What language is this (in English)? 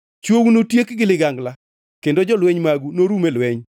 Luo (Kenya and Tanzania)